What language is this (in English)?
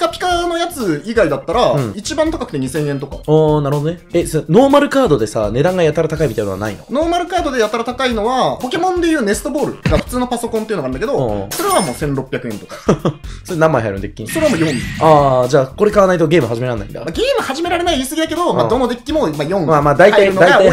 Japanese